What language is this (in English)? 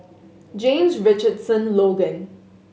English